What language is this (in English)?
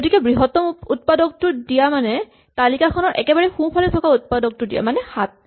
Assamese